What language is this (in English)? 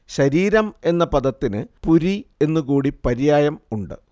Malayalam